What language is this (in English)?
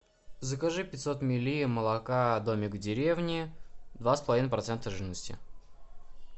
Russian